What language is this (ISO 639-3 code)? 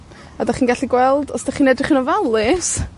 cym